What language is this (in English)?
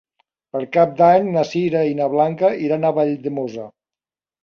Catalan